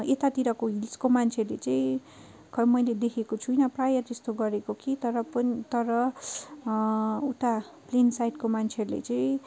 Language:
Nepali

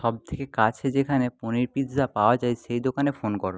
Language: Bangla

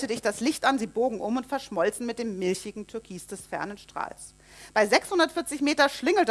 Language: German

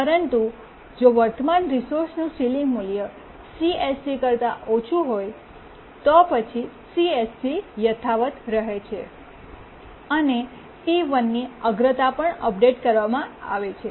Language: Gujarati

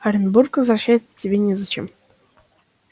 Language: Russian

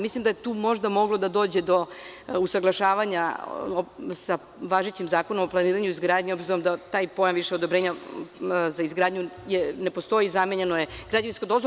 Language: Serbian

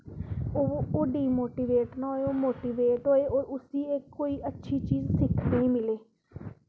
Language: Dogri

